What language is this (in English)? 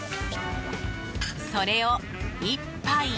Japanese